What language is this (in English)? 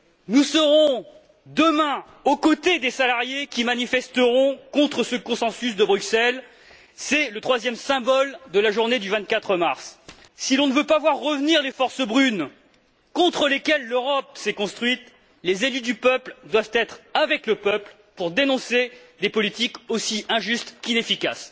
French